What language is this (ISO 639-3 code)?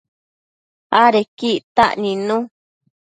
mcf